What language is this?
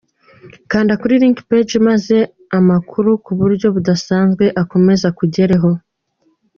Kinyarwanda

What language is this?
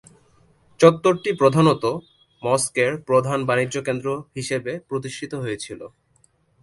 Bangla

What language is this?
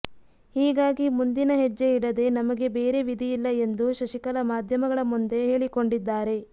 Kannada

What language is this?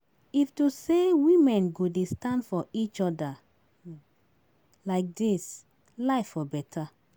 Nigerian Pidgin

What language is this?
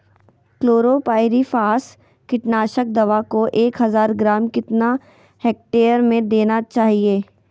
Magahi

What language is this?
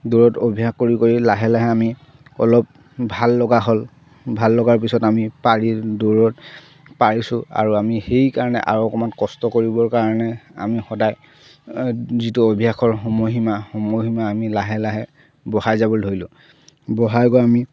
Assamese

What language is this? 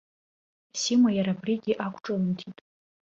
Abkhazian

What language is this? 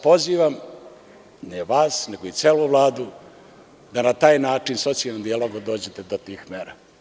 Serbian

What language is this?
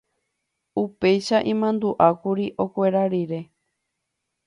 Guarani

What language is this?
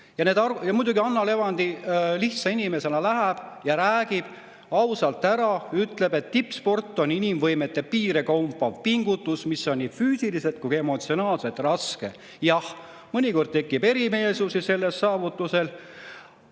Estonian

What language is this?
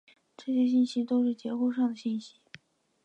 Chinese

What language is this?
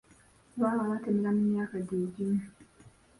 Ganda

